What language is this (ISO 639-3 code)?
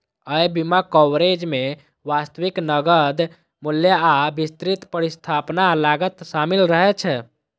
mai